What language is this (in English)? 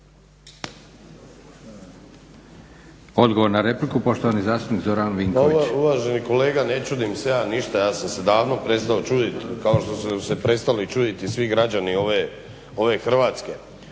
Croatian